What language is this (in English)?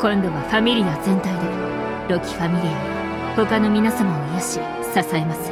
Japanese